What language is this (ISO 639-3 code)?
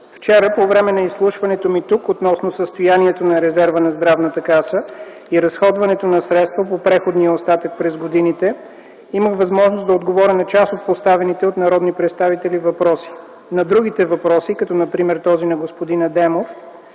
bul